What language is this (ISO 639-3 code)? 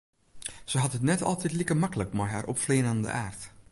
fry